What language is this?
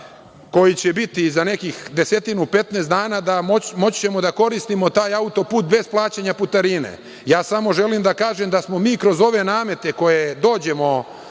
Serbian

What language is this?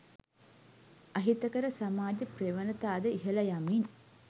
Sinhala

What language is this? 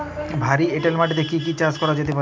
Bangla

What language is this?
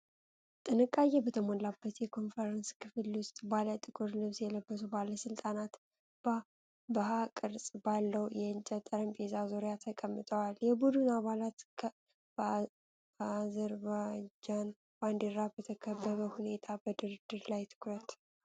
Amharic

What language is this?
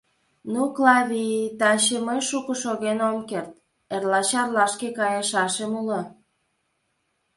Mari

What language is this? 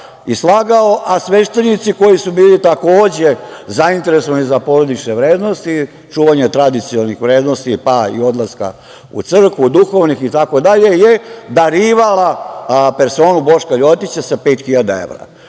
Serbian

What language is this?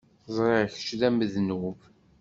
Kabyle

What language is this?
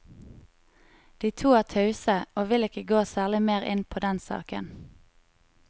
Norwegian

